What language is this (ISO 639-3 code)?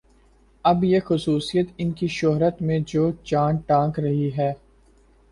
urd